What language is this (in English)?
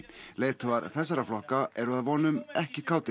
Icelandic